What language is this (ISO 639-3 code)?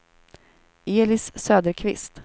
swe